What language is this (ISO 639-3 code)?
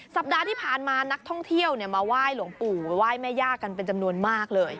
tha